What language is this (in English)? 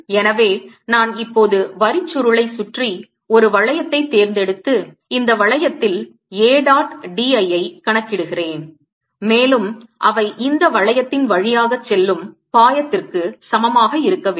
Tamil